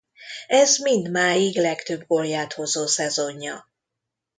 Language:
Hungarian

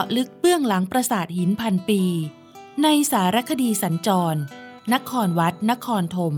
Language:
Thai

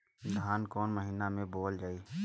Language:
Bhojpuri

